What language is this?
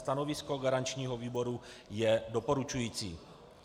Czech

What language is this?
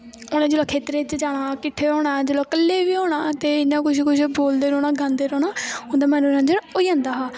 Dogri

